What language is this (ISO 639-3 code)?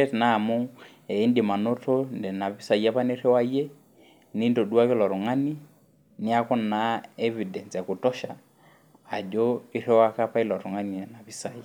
mas